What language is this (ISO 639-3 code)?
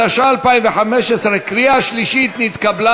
heb